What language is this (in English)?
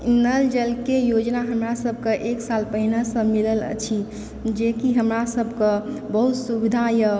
Maithili